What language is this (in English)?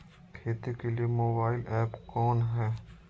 Magahi